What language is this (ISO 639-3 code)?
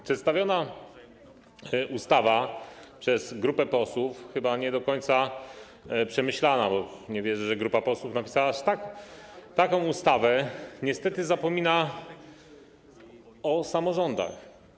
pol